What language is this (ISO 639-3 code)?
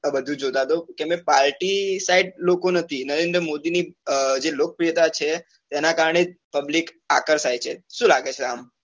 guj